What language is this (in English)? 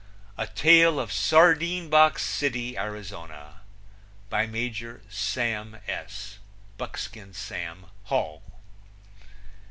English